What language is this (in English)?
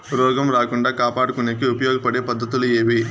Telugu